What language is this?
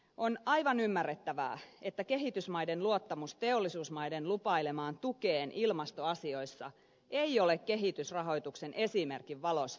Finnish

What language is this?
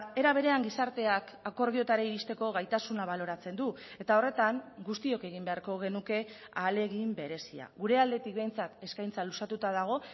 Basque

